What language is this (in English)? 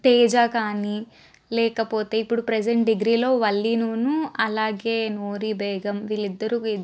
Telugu